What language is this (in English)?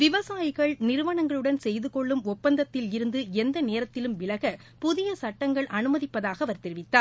Tamil